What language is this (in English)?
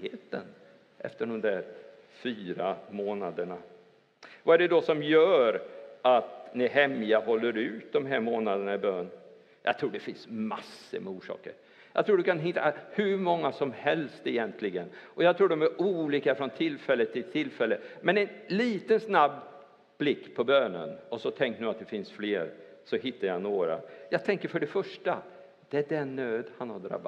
Swedish